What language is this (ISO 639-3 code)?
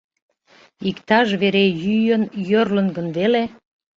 chm